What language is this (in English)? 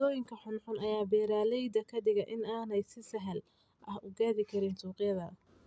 Somali